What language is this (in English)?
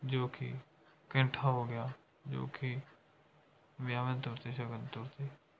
Punjabi